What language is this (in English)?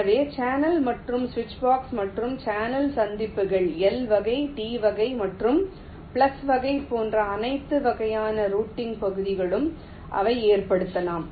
Tamil